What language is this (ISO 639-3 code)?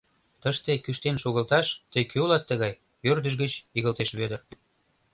chm